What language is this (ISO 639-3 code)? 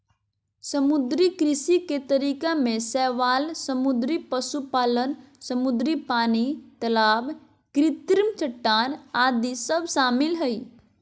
mag